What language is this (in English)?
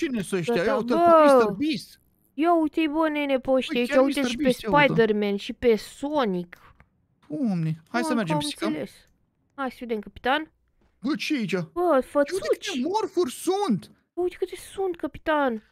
Romanian